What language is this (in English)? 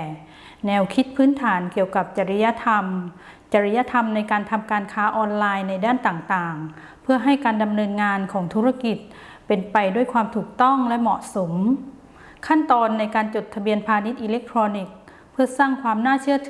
Thai